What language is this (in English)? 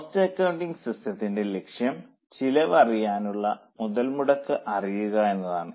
Malayalam